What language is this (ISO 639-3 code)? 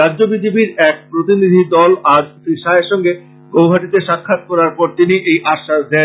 ben